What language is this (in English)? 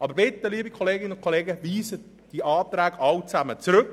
Swiss German